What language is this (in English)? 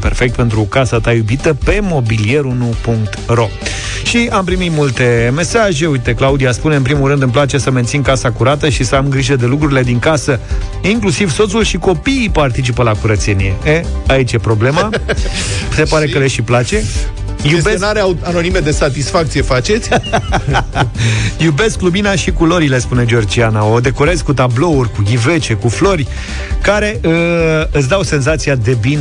Romanian